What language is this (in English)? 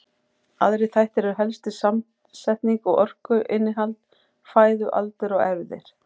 Icelandic